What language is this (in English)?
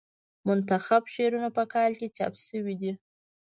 Pashto